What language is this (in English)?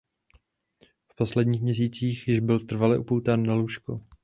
Czech